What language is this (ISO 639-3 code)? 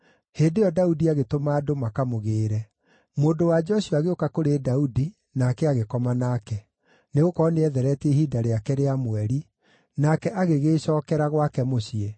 kik